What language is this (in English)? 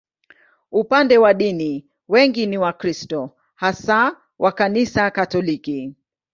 Swahili